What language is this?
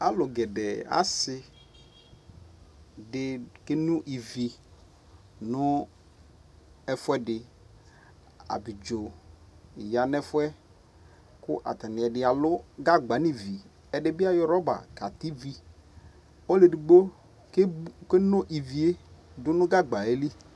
Ikposo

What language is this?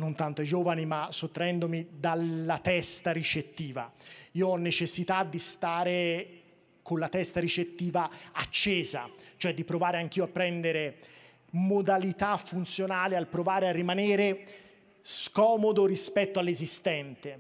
Italian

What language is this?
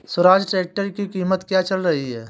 Hindi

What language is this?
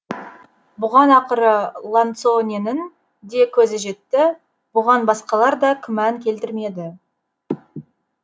Kazakh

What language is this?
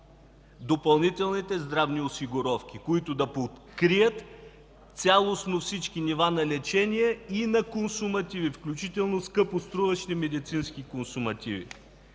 Bulgarian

